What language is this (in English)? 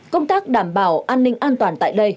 Vietnamese